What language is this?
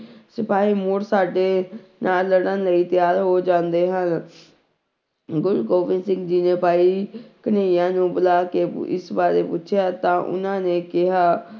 Punjabi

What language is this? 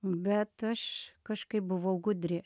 Lithuanian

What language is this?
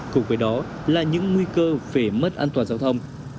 Vietnamese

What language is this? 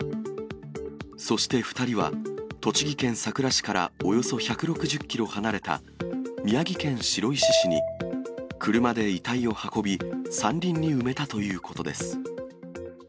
Japanese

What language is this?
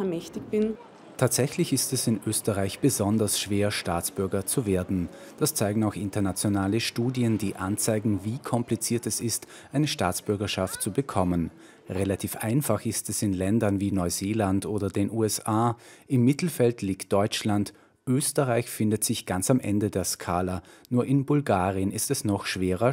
German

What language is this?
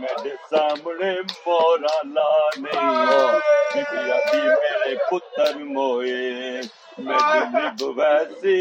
Urdu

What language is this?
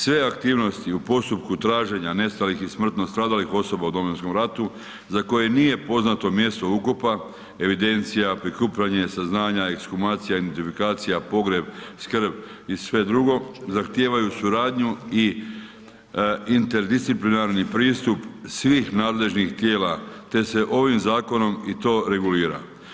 Croatian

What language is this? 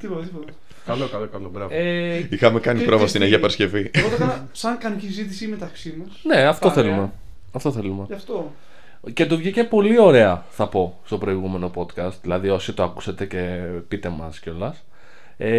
Greek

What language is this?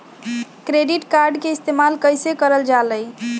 Magahi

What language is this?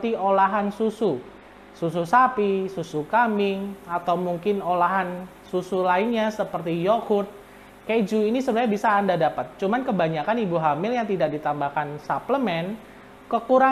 Indonesian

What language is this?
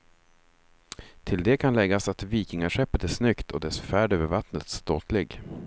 Swedish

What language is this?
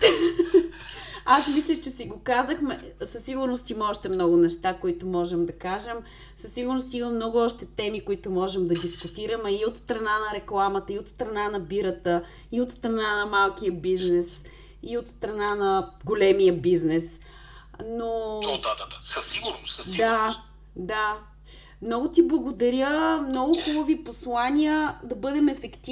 Bulgarian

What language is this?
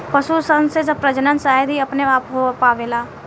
Bhojpuri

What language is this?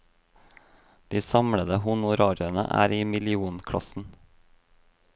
Norwegian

